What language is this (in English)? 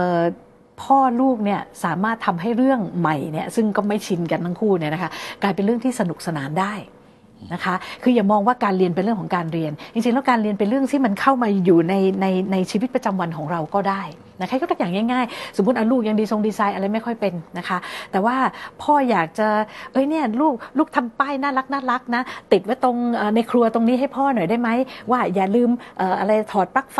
Thai